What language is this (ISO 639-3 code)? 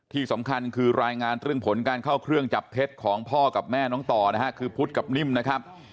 tha